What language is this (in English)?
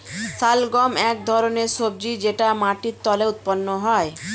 Bangla